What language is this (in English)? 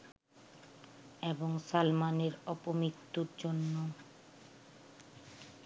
Bangla